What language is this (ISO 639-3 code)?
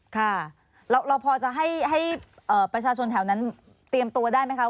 tha